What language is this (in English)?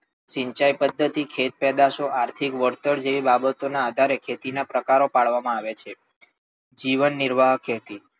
Gujarati